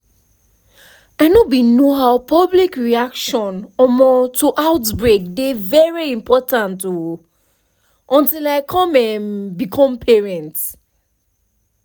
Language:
Nigerian Pidgin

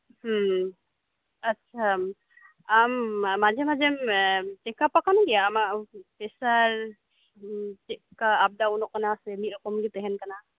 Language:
Santali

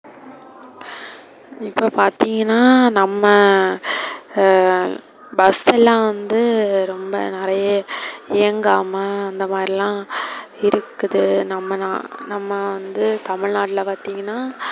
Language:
Tamil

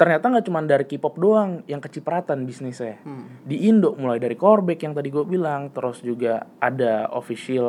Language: Indonesian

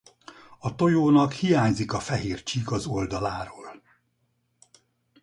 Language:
Hungarian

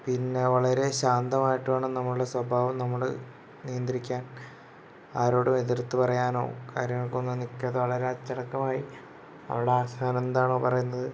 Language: Malayalam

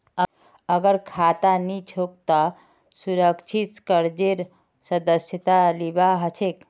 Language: Magahi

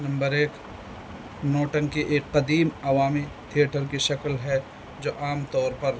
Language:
Urdu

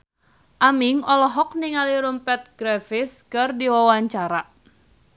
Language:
Sundanese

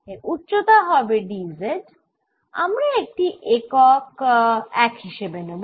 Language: Bangla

